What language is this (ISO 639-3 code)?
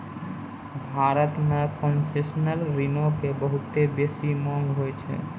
mai